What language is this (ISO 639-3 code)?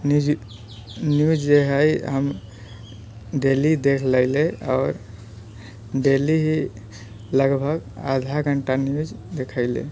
mai